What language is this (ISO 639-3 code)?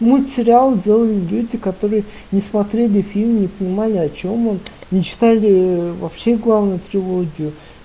rus